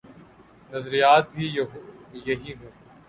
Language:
Urdu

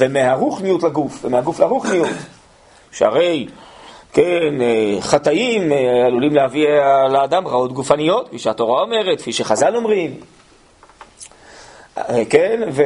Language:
Hebrew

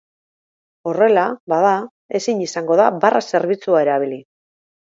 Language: Basque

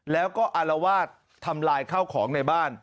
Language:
Thai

